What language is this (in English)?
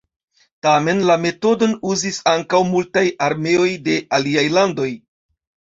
Esperanto